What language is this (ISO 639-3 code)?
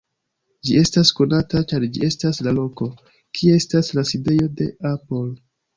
epo